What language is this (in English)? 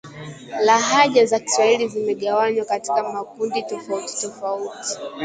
Swahili